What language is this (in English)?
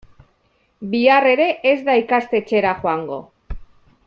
Basque